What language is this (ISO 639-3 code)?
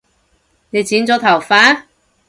yue